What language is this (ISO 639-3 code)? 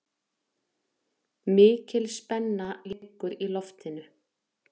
isl